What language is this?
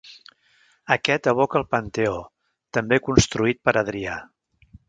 Catalan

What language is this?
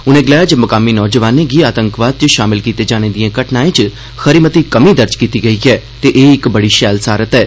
Dogri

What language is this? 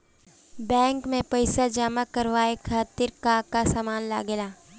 Bhojpuri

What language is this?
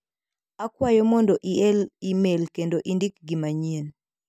Luo (Kenya and Tanzania)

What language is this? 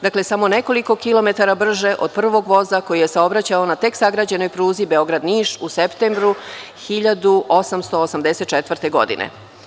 Serbian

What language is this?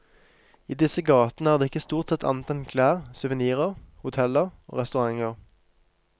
Norwegian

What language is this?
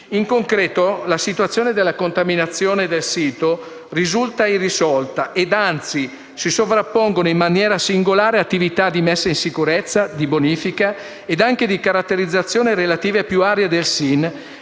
Italian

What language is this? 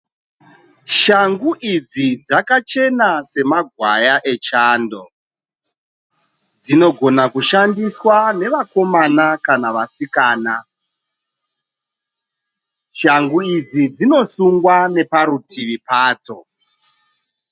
Shona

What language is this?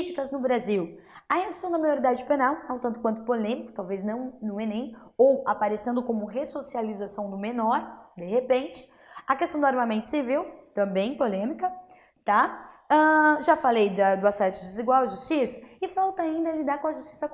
Portuguese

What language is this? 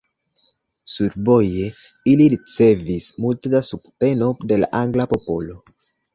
Esperanto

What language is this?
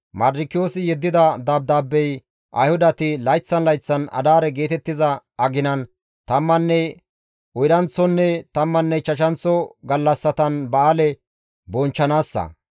Gamo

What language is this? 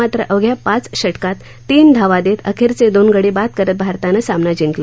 Marathi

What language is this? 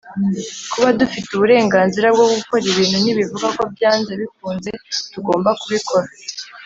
Kinyarwanda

